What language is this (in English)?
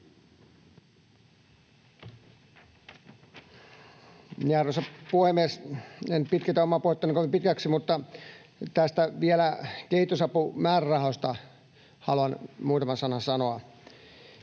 Finnish